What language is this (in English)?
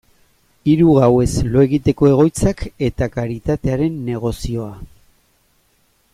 Basque